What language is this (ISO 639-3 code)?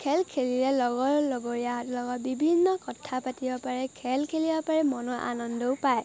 asm